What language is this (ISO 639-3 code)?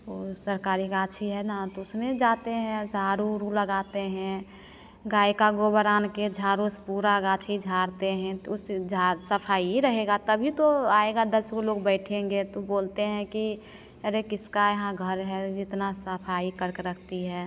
hin